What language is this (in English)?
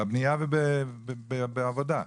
Hebrew